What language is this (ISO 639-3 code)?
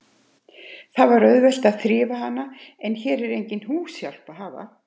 isl